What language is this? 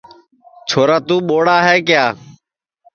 Sansi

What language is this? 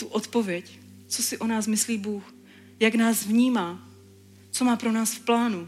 Czech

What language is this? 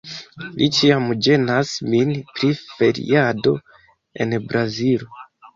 Esperanto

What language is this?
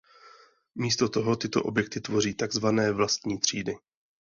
Czech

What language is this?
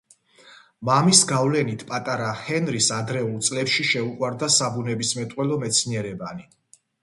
Georgian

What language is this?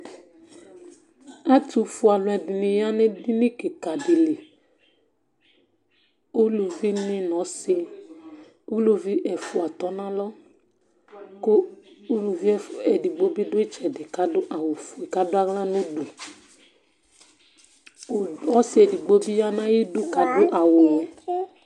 Ikposo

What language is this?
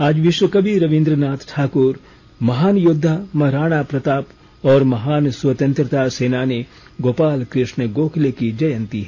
Hindi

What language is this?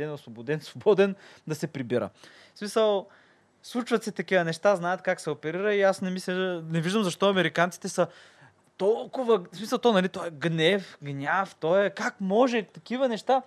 Bulgarian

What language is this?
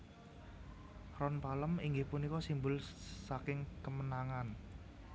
Javanese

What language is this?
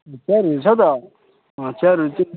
Nepali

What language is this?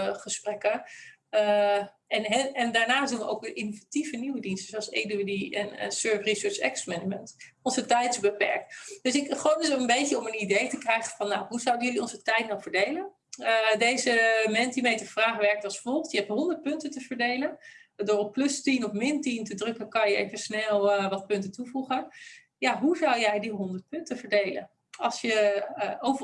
Dutch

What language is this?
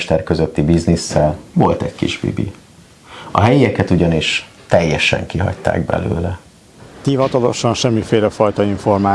Hungarian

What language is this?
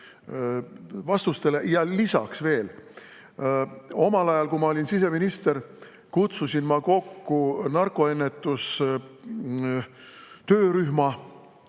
Estonian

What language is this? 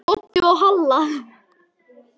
Icelandic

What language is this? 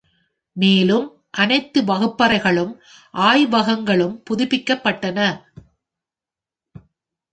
Tamil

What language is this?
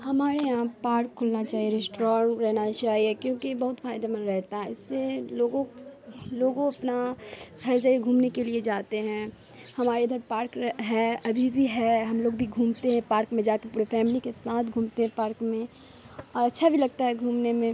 Urdu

